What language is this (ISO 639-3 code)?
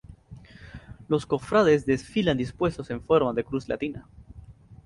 spa